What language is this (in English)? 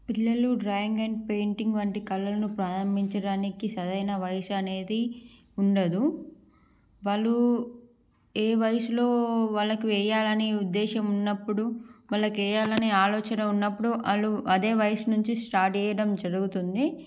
Telugu